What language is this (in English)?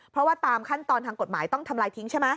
Thai